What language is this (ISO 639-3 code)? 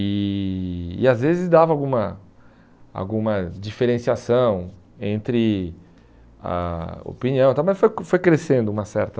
por